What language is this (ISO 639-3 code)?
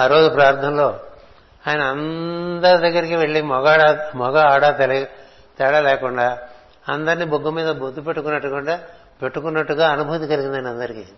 tel